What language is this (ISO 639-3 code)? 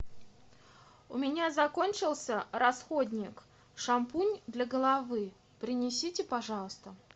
rus